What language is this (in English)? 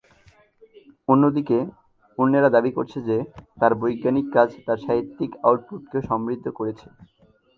Bangla